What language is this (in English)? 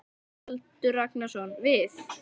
Icelandic